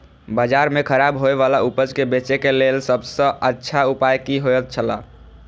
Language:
Maithili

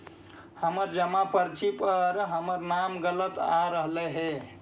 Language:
Magahi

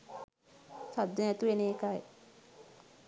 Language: Sinhala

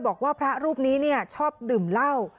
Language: Thai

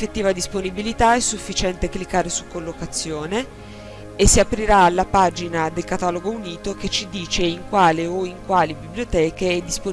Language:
Italian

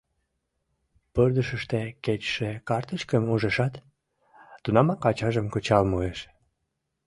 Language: Mari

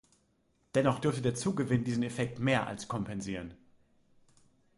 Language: German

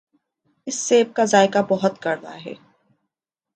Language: Urdu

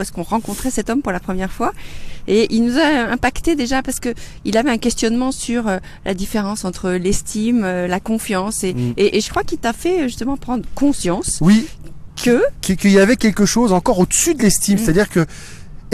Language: French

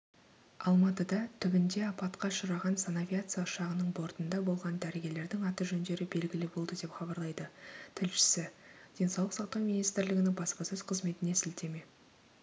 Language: Kazakh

